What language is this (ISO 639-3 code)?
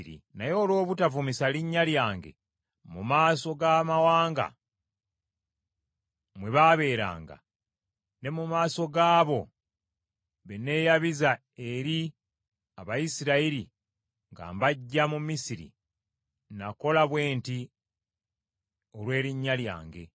lug